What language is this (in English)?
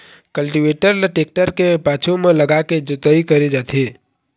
Chhattisgarhi